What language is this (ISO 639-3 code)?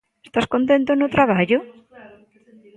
glg